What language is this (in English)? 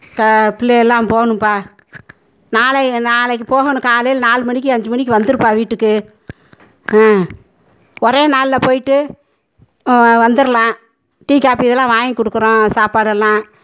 Tamil